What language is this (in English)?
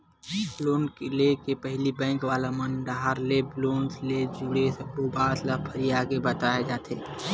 Chhattisgarhi